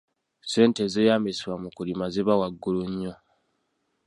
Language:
Ganda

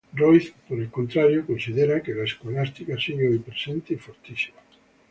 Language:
Spanish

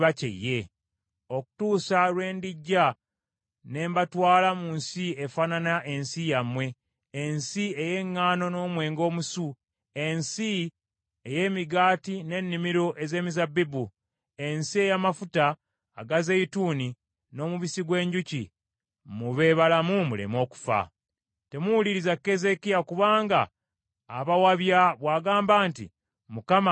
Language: Ganda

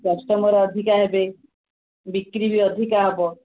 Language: Odia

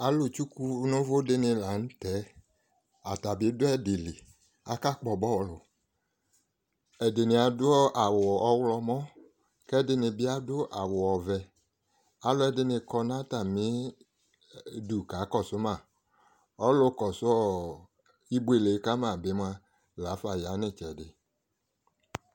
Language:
Ikposo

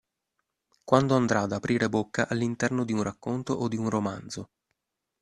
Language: Italian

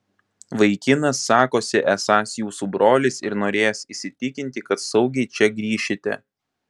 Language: Lithuanian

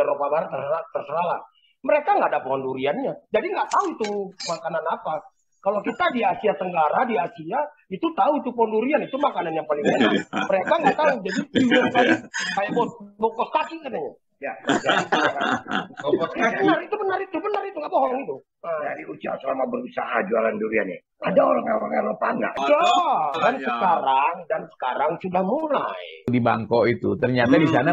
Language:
Indonesian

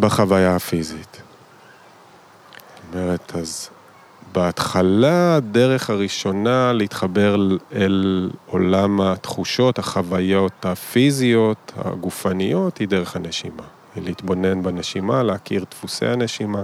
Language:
Hebrew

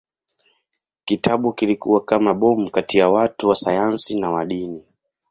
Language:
Swahili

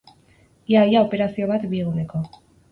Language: Basque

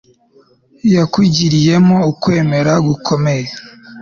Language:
Kinyarwanda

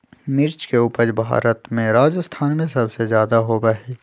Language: Magahi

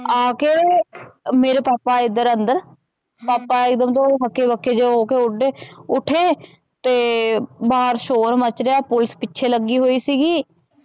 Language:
Punjabi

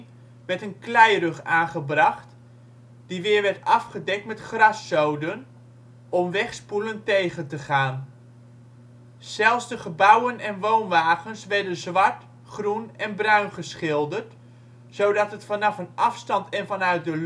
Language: Dutch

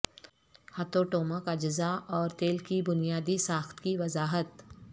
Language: Urdu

